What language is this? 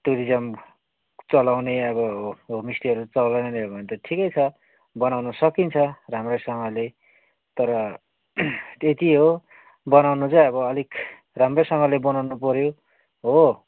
Nepali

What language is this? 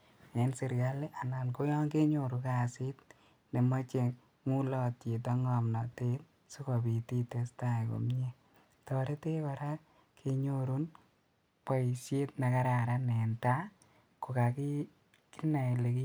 Kalenjin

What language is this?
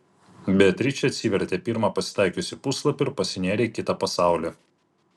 Lithuanian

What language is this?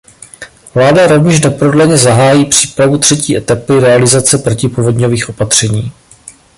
Czech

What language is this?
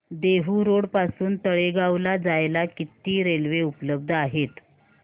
Marathi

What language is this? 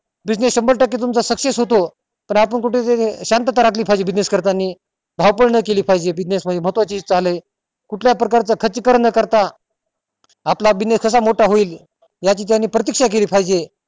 Marathi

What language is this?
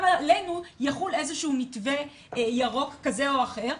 Hebrew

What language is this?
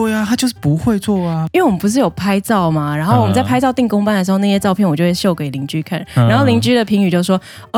Chinese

